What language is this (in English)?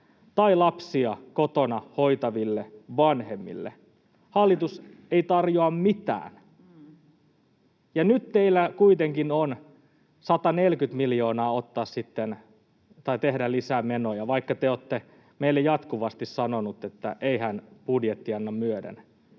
Finnish